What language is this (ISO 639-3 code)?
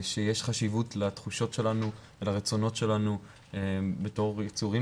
heb